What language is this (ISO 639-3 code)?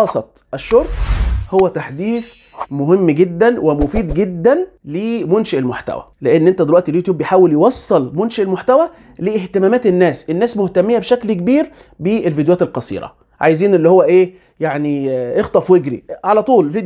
ara